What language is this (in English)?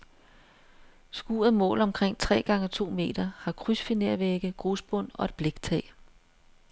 Danish